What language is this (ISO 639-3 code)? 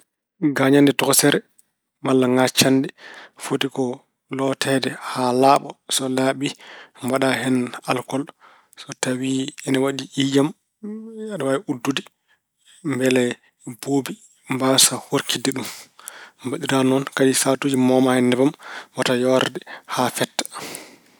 ful